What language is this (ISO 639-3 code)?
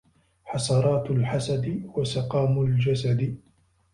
ara